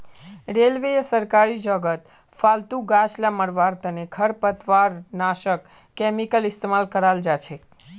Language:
Magahi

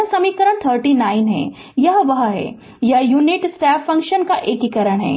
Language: Hindi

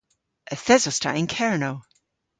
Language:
Cornish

